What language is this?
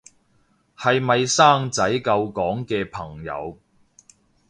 Cantonese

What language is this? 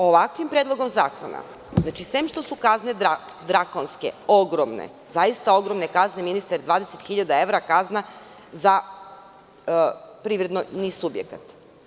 Serbian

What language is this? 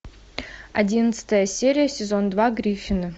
Russian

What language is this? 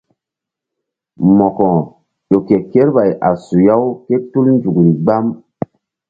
Mbum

